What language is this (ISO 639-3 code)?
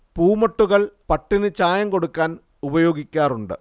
mal